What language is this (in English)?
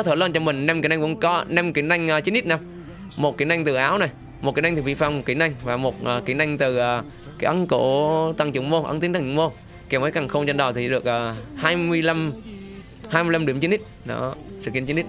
Vietnamese